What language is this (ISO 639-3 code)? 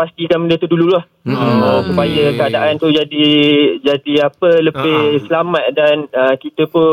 msa